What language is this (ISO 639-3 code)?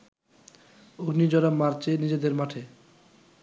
ben